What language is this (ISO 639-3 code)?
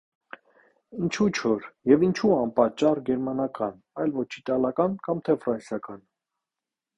hye